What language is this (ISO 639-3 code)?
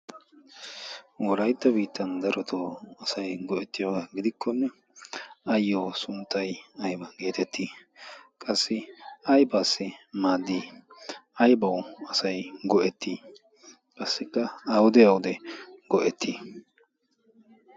wal